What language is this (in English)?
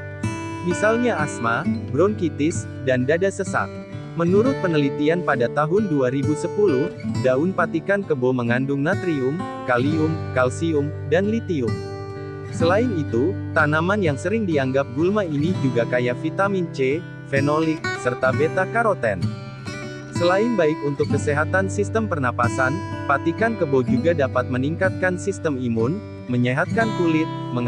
Indonesian